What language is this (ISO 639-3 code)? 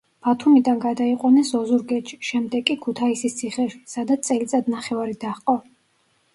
kat